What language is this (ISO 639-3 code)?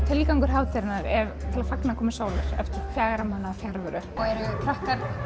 isl